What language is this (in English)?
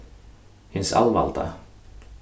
Faroese